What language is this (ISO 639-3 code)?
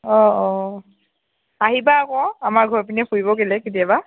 asm